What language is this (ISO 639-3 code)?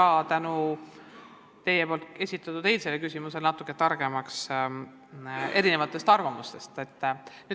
est